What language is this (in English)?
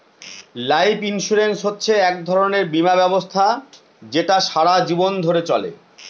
Bangla